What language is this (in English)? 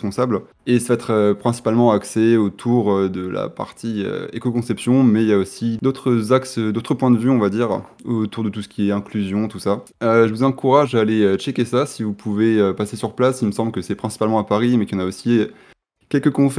French